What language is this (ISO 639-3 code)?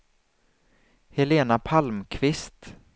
swe